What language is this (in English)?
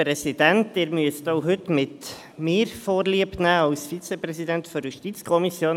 Swiss German